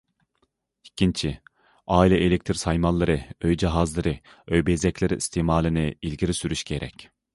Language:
Uyghur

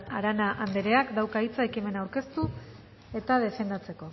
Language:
Basque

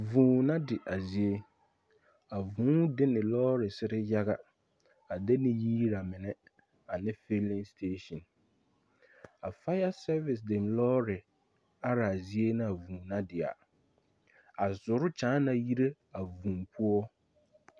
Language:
Southern Dagaare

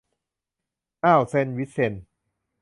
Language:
Thai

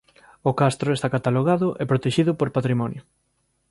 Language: Galician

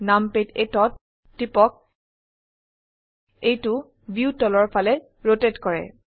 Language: Assamese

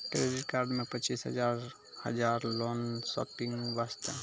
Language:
Maithili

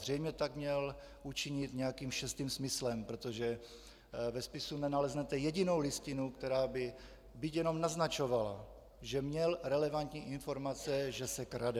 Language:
Czech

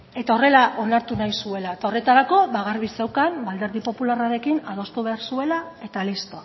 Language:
Basque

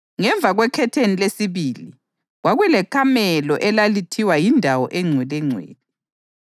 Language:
North Ndebele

